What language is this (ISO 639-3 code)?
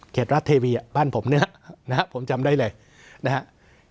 tha